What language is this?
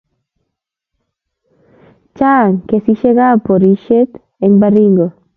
Kalenjin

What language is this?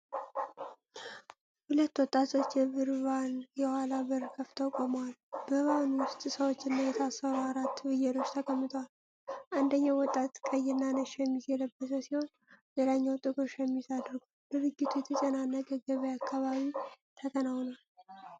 Amharic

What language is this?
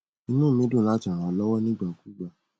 Yoruba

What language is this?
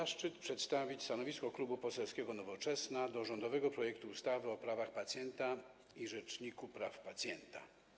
Polish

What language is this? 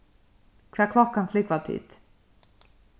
Faroese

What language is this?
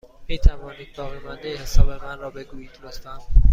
Persian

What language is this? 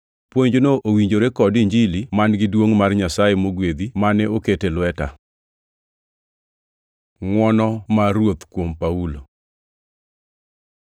Luo (Kenya and Tanzania)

